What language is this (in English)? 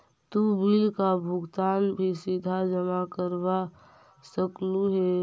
Magahi